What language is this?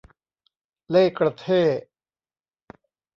Thai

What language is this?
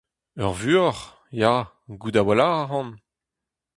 Breton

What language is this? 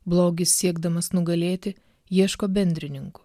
Lithuanian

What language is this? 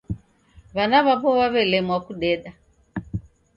Taita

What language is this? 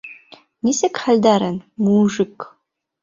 Bashkir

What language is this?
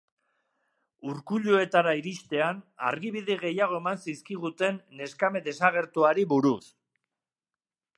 Basque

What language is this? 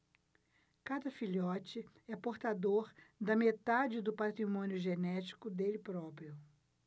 Portuguese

